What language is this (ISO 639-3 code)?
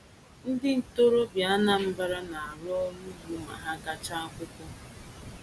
ibo